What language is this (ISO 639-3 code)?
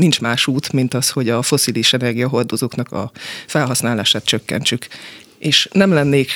hun